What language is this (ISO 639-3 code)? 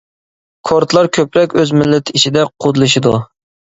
uig